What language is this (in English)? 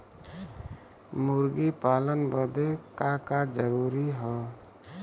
Bhojpuri